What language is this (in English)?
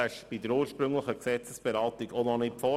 Swiss German